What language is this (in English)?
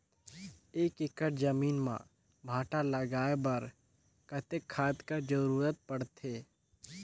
Chhattisgarhi